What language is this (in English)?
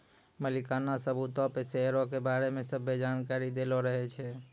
Maithili